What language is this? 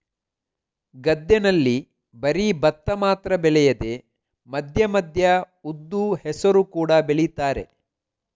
Kannada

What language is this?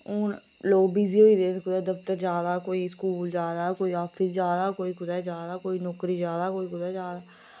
Dogri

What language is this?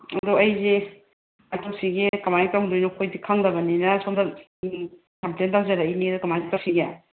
Manipuri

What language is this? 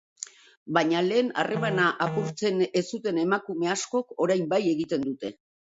Basque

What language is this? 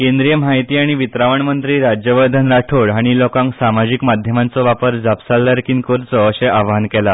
Konkani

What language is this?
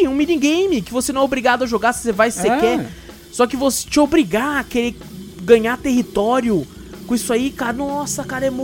Portuguese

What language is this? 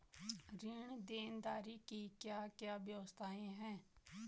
Hindi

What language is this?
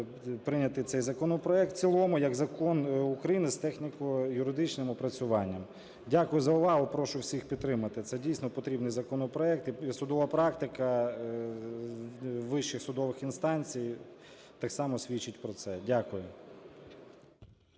Ukrainian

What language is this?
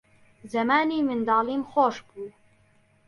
Central Kurdish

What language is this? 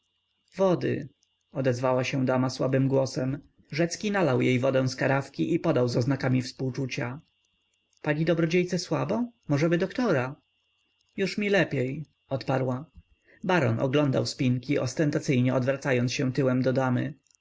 Polish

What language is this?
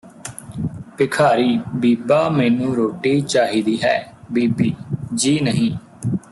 Punjabi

